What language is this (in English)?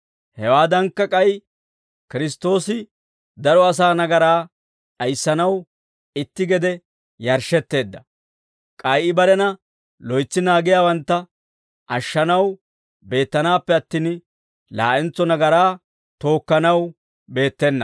Dawro